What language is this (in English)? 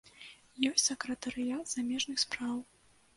Belarusian